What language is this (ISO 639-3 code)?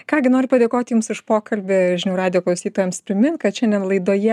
lit